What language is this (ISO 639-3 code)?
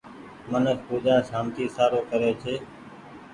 gig